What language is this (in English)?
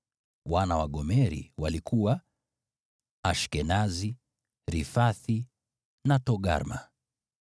Swahili